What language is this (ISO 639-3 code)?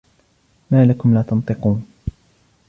ara